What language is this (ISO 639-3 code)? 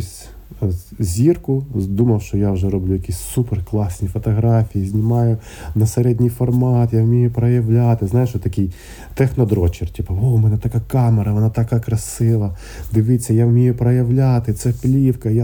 ukr